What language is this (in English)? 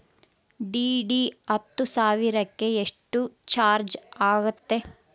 Kannada